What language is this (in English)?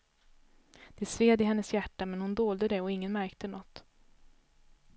Swedish